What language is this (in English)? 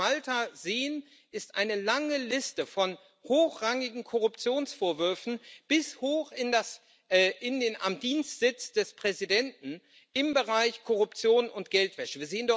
German